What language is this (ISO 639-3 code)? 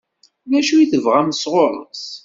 kab